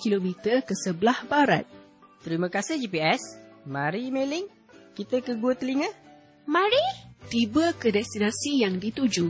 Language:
Malay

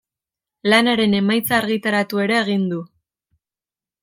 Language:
Basque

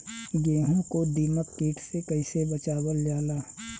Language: Bhojpuri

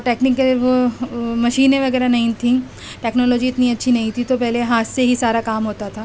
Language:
Urdu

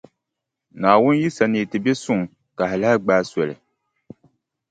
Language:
Dagbani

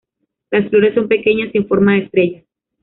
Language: Spanish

